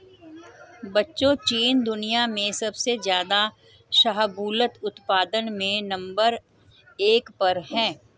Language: Hindi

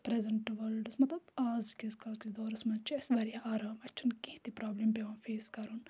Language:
Kashmiri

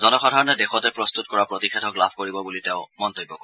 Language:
Assamese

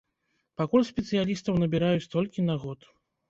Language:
Belarusian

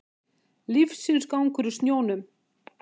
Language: Icelandic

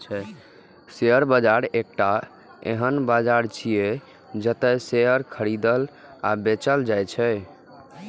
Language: Maithili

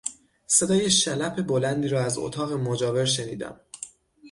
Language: Persian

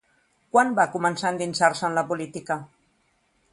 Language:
Catalan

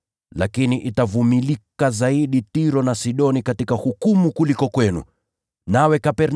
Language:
Swahili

